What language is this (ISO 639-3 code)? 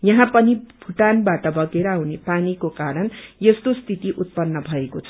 nep